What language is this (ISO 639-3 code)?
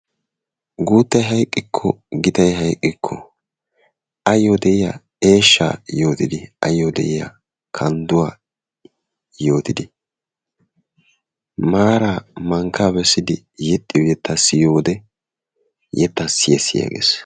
wal